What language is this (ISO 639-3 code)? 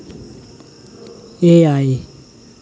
sat